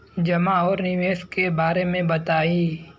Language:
Bhojpuri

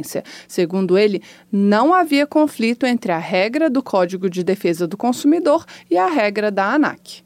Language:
Portuguese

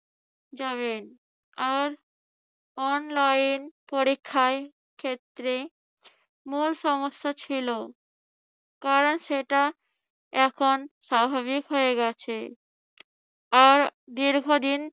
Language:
Bangla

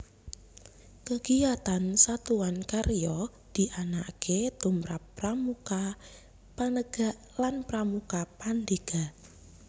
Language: Javanese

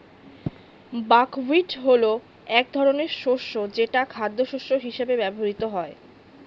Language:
Bangla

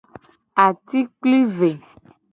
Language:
Gen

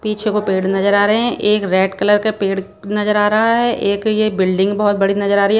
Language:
Hindi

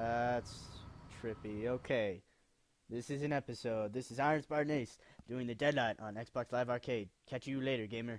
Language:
English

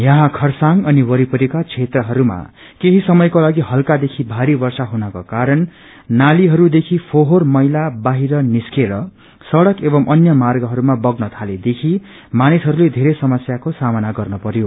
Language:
Nepali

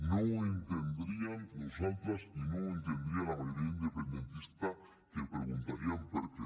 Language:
Catalan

